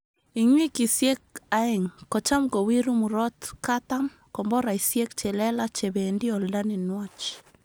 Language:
Kalenjin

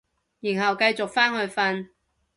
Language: Cantonese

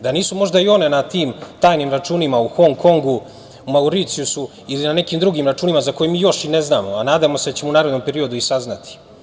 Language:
Serbian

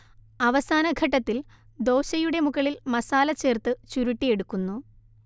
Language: Malayalam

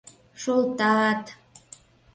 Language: Mari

